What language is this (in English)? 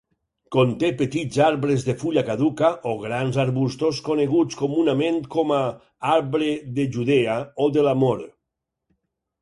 Catalan